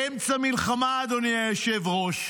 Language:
Hebrew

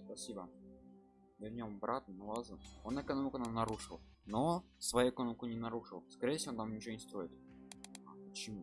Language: Russian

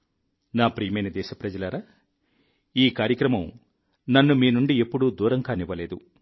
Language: Telugu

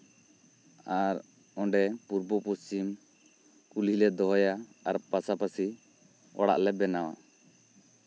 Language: Santali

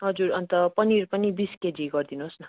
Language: Nepali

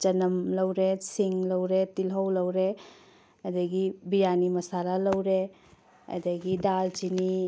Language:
Manipuri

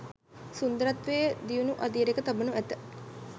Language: Sinhala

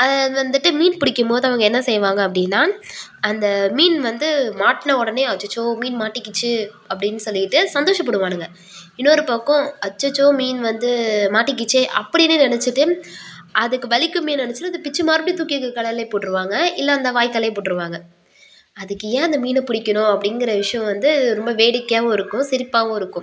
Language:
Tamil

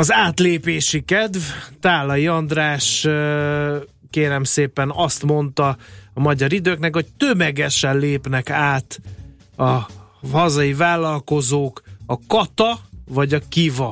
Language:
Hungarian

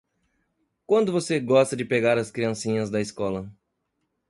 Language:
Portuguese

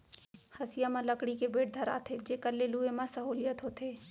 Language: Chhattisgarhi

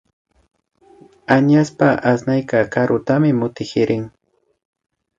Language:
Imbabura Highland Quichua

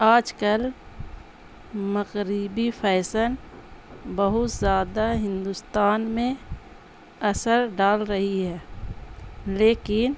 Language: Urdu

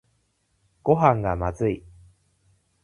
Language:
Japanese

